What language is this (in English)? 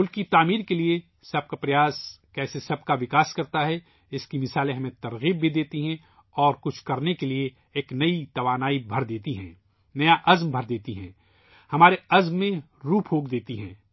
Urdu